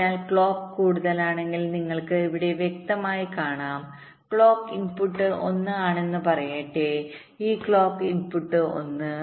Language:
Malayalam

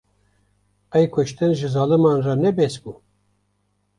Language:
Kurdish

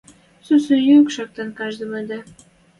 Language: Western Mari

